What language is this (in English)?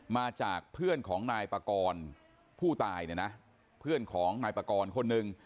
Thai